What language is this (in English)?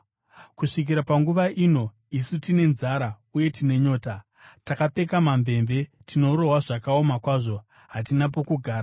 Shona